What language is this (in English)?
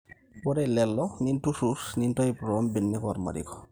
Masai